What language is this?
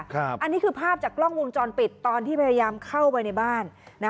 Thai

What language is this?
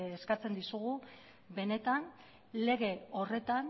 Basque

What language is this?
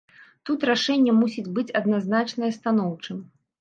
Belarusian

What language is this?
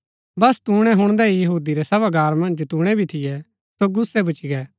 Gaddi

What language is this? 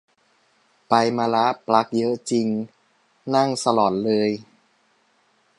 Thai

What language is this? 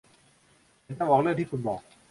Thai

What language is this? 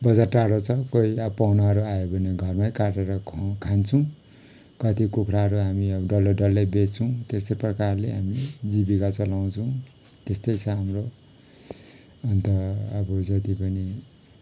Nepali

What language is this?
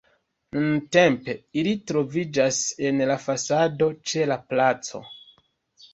Esperanto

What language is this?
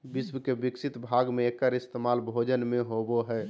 Magahi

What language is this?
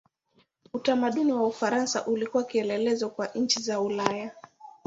Swahili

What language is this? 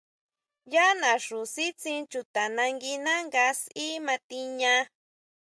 Huautla Mazatec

